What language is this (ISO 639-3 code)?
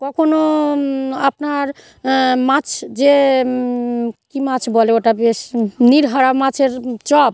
ben